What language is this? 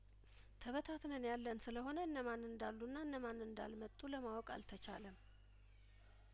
Amharic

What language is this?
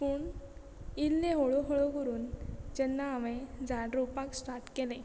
Konkani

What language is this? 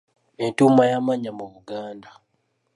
Ganda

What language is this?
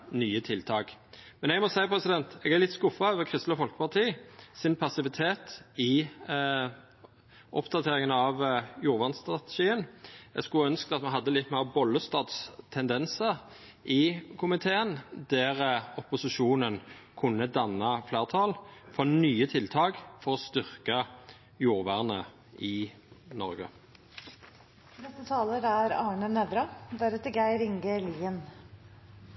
Norwegian Nynorsk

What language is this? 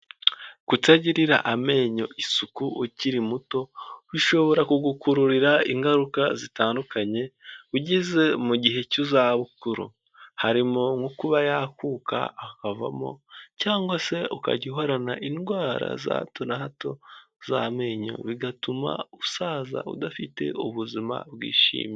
Kinyarwanda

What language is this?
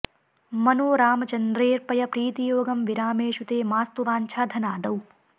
Sanskrit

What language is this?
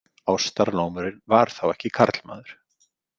Icelandic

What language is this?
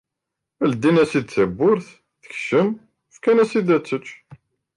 Kabyle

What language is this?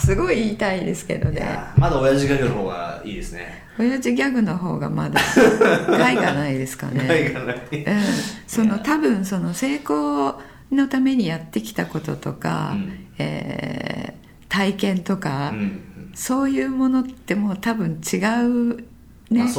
Japanese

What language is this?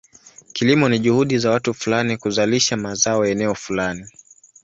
Swahili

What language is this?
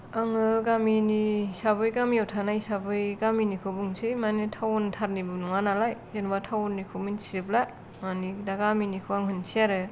Bodo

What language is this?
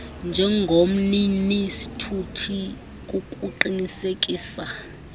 Xhosa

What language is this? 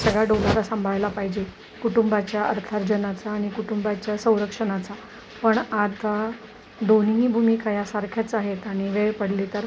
Marathi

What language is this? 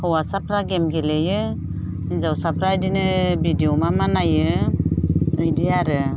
Bodo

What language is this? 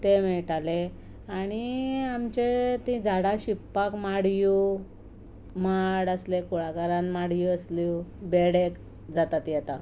Konkani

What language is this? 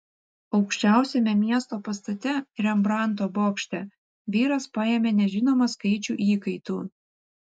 Lithuanian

